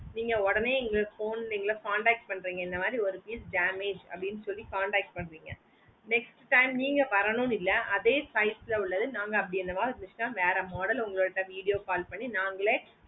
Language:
Tamil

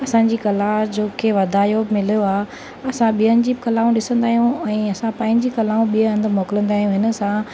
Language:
Sindhi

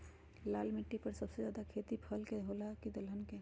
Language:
Magahi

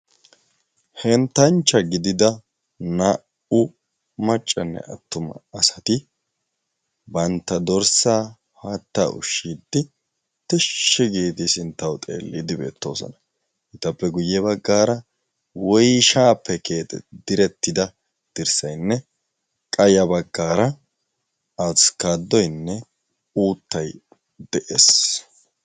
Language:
Wolaytta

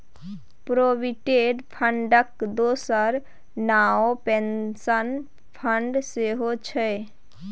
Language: Maithili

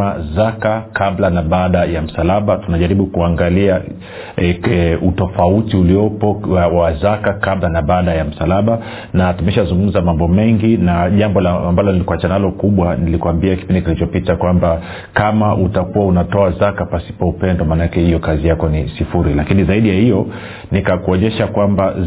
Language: Swahili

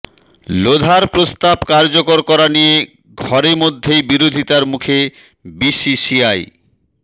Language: Bangla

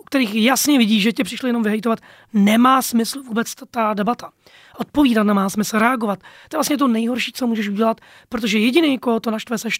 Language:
Czech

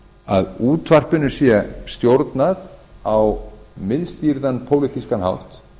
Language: Icelandic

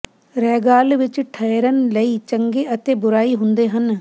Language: Punjabi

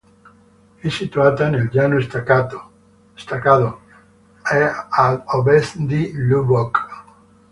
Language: Italian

